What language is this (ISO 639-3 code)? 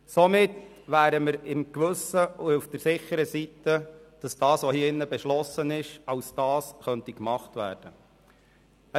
gsw